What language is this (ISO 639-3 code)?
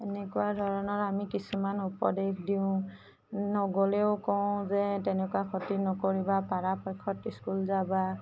asm